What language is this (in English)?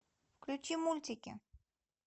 Russian